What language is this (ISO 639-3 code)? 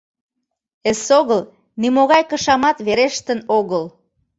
chm